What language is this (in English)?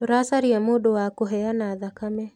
Kikuyu